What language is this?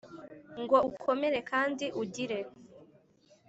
Kinyarwanda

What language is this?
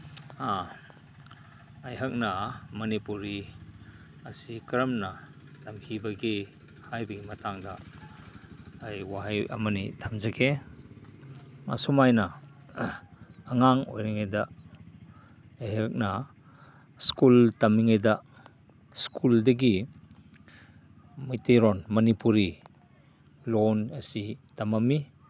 Manipuri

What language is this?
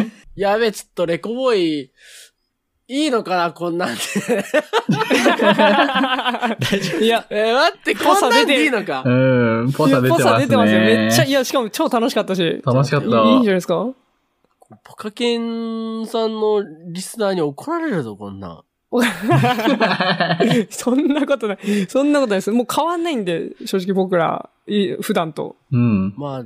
Japanese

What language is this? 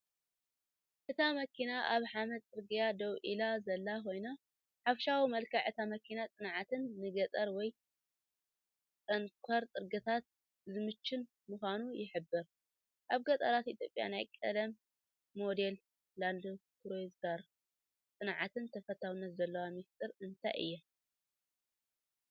Tigrinya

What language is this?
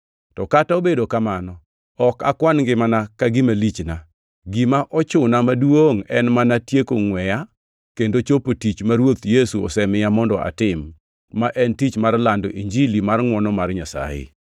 Luo (Kenya and Tanzania)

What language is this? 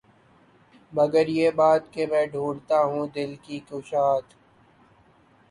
Urdu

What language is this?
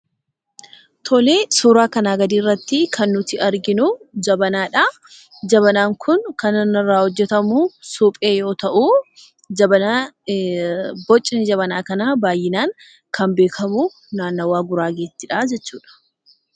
Oromo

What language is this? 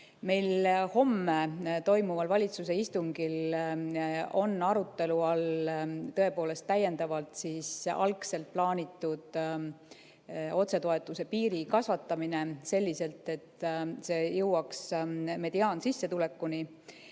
Estonian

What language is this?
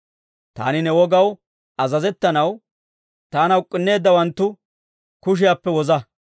Dawro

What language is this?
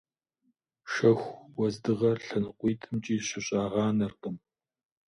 Kabardian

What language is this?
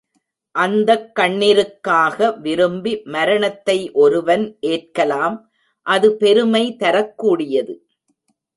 Tamil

